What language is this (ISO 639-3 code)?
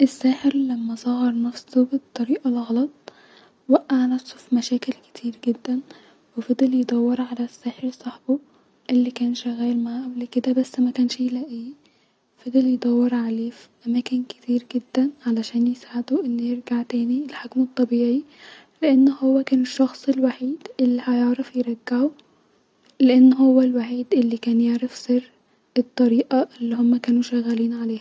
arz